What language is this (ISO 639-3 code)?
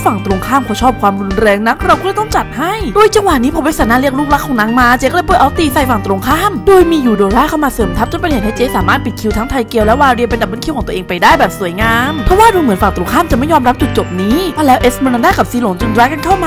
tha